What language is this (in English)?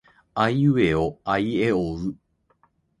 Japanese